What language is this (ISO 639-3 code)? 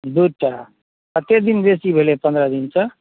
mai